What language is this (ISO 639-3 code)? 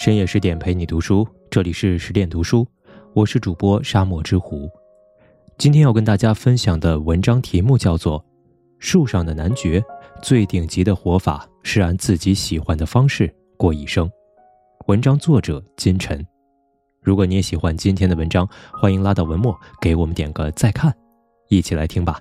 zho